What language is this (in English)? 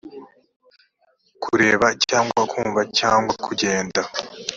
Kinyarwanda